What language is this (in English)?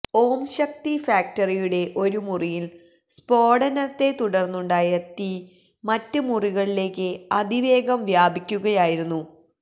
Malayalam